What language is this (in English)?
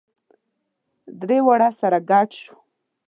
Pashto